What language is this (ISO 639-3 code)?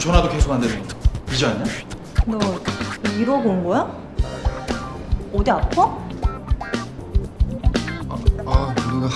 kor